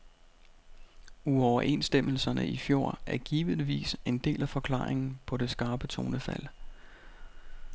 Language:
Danish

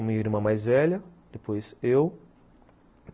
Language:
Portuguese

